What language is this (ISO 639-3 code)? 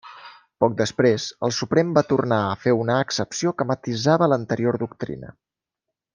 cat